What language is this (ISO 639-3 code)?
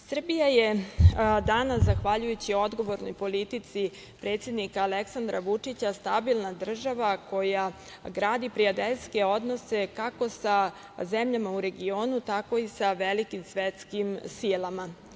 srp